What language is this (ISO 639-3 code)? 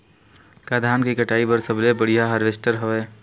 hne